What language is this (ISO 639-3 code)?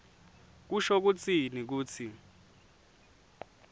ssw